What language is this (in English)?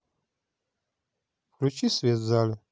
Russian